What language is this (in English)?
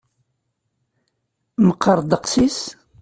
Kabyle